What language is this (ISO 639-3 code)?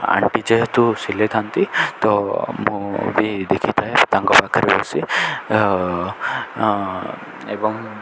ori